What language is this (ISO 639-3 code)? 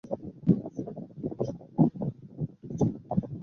ben